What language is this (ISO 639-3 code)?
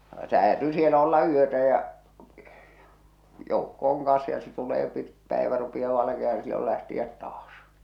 fin